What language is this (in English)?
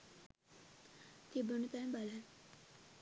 Sinhala